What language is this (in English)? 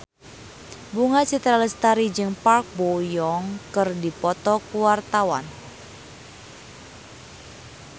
Sundanese